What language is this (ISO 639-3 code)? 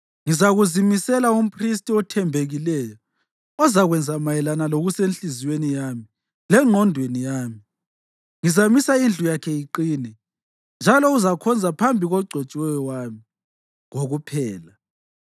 nde